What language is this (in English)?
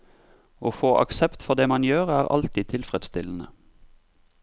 Norwegian